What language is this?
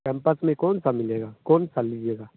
Hindi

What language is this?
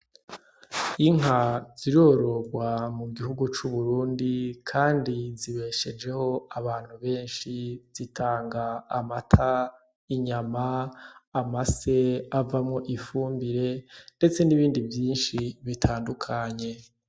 Rundi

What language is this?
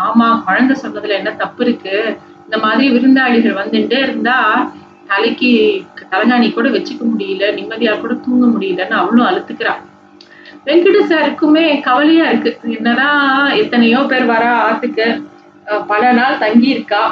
Tamil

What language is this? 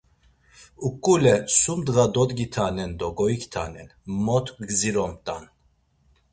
Laz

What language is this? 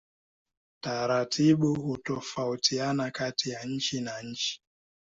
Swahili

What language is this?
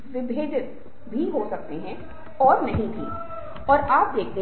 Hindi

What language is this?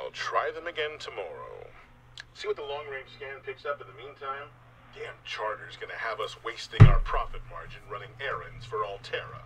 English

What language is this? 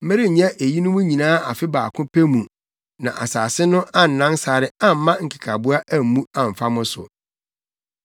Akan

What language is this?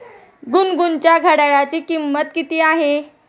Marathi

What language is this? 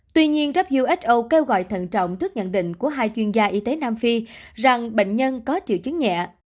Vietnamese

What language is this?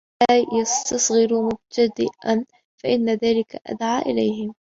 Arabic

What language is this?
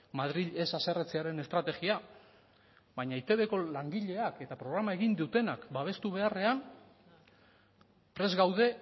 Basque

